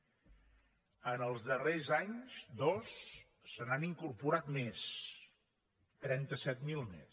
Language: Catalan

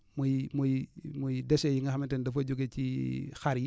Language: Wolof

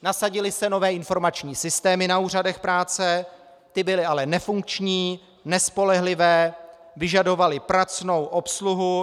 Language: Czech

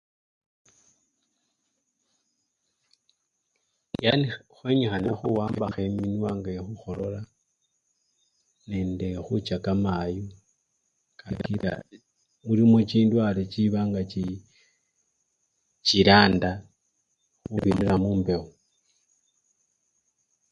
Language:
Luyia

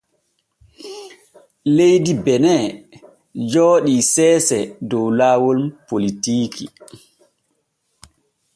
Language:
Borgu Fulfulde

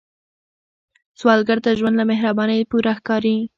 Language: Pashto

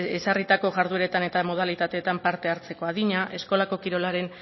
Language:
Basque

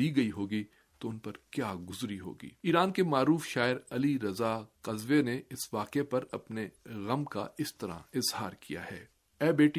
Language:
Urdu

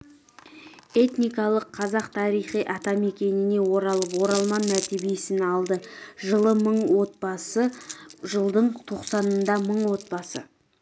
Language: Kazakh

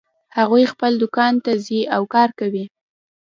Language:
Pashto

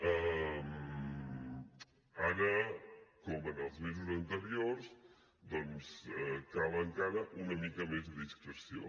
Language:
Catalan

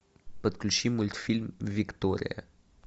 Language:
Russian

